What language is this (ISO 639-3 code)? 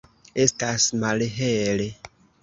epo